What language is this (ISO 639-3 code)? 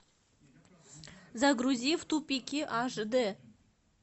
rus